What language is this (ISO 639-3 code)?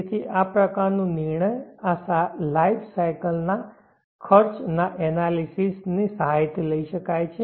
guj